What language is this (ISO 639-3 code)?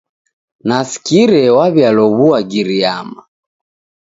dav